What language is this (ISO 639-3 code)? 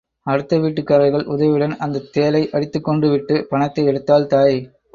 tam